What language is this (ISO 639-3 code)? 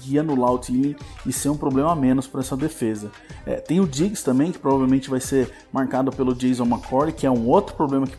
por